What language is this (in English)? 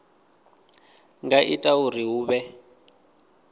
Venda